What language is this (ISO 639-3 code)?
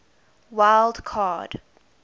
eng